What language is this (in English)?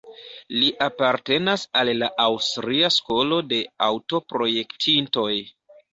Esperanto